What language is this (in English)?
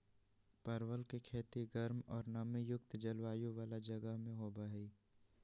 Magahi